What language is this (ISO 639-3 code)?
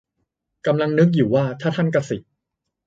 tha